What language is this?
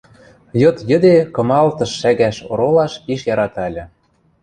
Western Mari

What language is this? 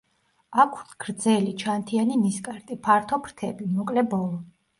Georgian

